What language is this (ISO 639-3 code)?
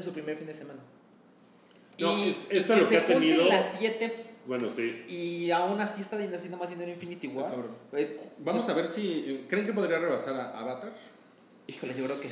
spa